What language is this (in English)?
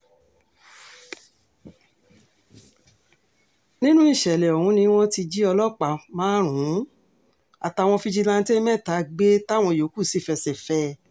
Yoruba